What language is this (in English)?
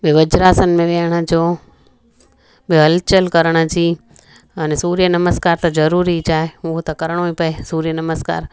Sindhi